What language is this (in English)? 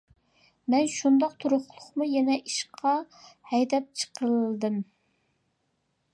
Uyghur